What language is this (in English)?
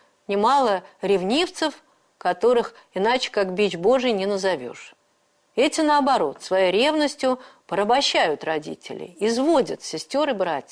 Russian